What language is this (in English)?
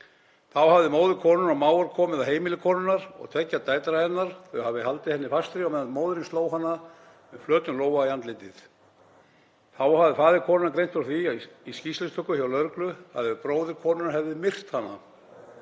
Icelandic